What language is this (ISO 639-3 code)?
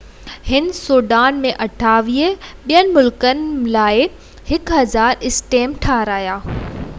snd